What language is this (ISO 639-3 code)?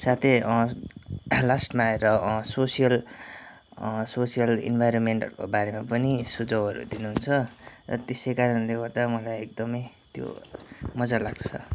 nep